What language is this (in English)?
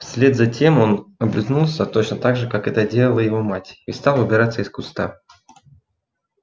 Russian